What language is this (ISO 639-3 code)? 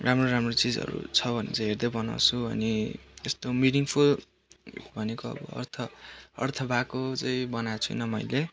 nep